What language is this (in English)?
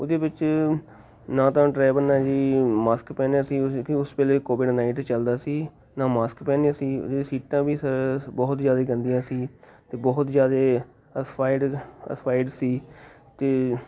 Punjabi